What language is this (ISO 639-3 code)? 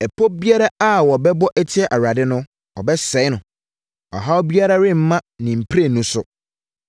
aka